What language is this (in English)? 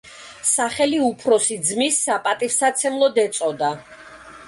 Georgian